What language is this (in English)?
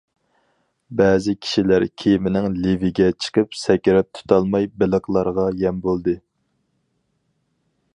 Uyghur